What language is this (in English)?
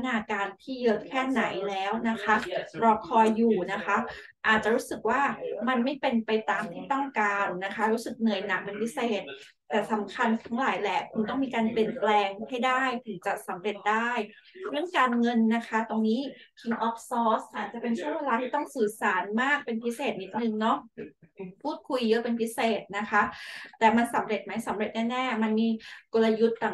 Thai